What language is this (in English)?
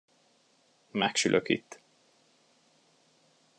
Hungarian